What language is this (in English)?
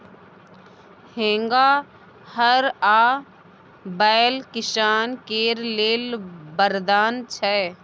Maithili